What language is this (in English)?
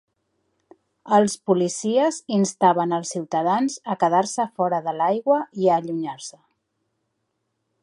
Catalan